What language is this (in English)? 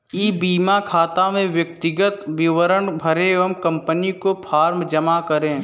Hindi